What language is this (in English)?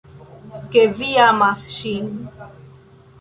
Esperanto